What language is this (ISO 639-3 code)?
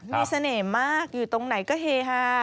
tha